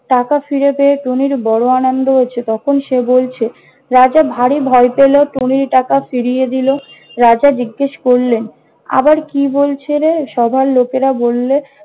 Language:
Bangla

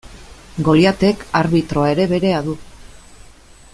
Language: Basque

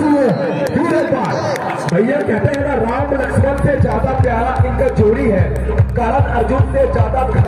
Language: Hindi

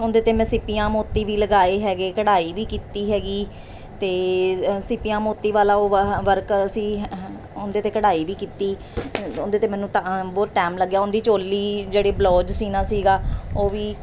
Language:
Punjabi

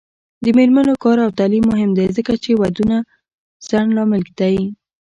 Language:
Pashto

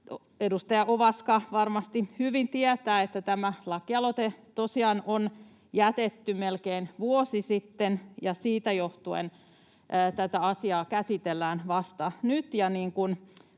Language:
Finnish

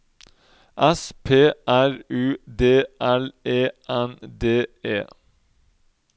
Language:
Norwegian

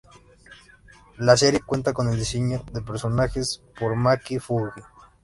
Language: Spanish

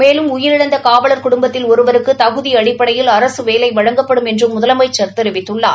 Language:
Tamil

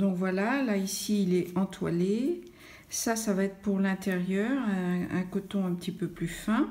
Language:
French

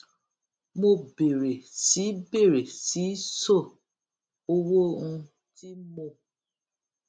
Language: Yoruba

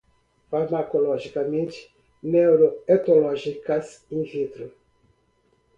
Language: Portuguese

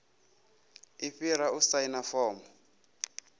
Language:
Venda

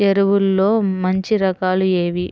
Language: Telugu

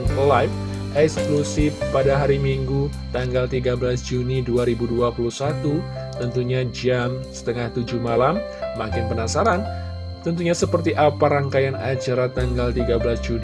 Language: Indonesian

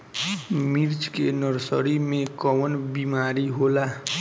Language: Bhojpuri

